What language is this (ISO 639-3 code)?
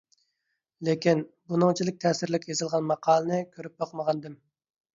uig